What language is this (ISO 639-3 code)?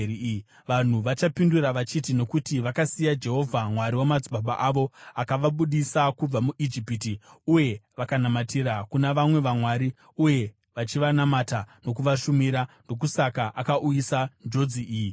sna